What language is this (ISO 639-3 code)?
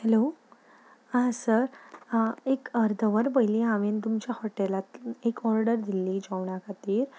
kok